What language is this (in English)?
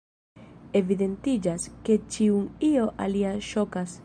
Esperanto